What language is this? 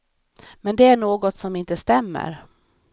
Swedish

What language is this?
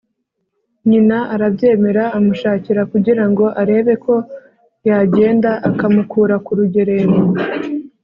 Kinyarwanda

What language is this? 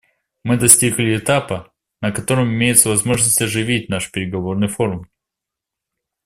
Russian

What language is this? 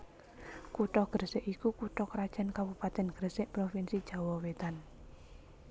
Javanese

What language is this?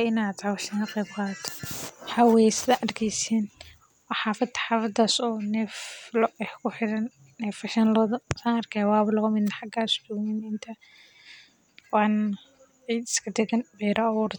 Somali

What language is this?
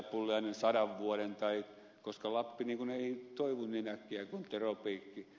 Finnish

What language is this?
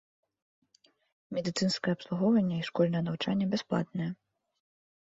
Belarusian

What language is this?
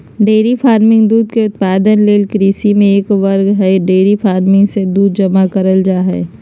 Magahi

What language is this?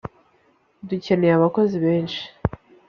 Kinyarwanda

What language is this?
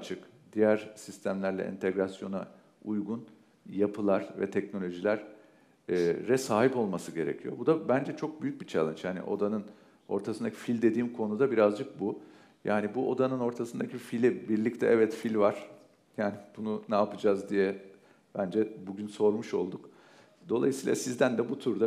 Turkish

